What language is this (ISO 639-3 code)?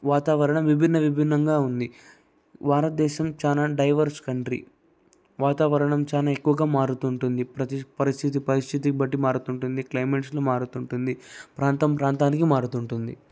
tel